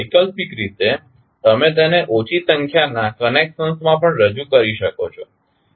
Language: Gujarati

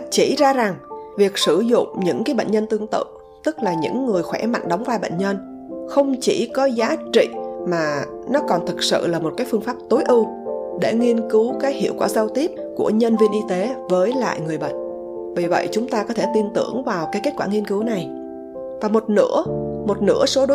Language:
Vietnamese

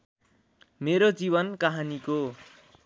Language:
Nepali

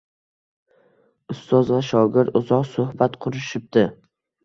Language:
Uzbek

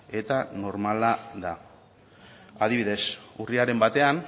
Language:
Basque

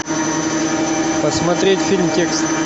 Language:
Russian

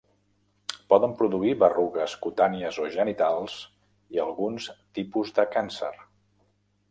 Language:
Catalan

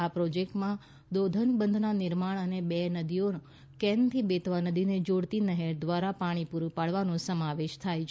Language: Gujarati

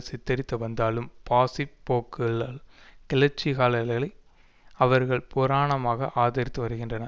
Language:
Tamil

